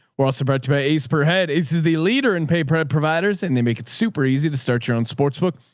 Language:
English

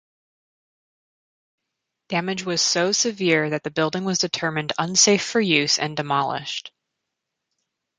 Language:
English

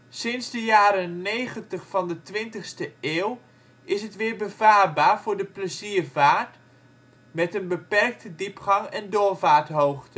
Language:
Dutch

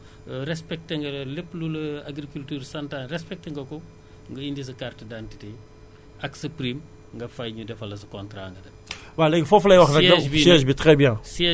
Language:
Wolof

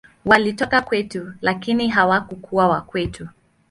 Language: Swahili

